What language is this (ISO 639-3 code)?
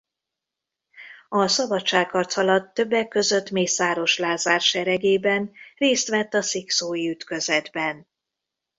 hun